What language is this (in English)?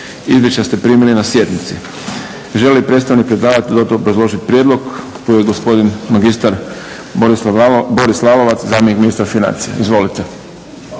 Croatian